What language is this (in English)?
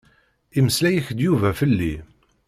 Kabyle